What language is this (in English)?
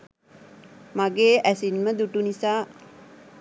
Sinhala